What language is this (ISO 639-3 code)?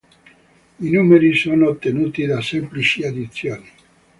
ita